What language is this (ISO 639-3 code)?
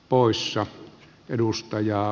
fin